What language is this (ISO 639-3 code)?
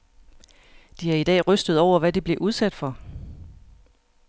dan